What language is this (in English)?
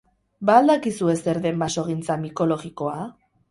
Basque